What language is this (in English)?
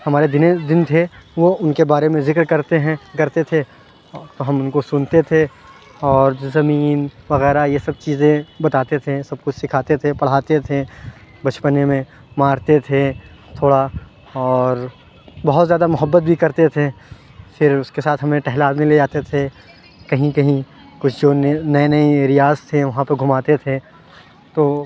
Urdu